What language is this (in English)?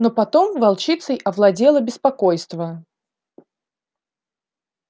Russian